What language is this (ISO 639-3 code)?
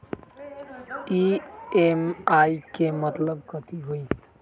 mag